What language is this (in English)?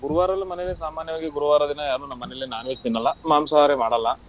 Kannada